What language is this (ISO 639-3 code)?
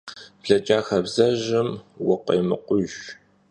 kbd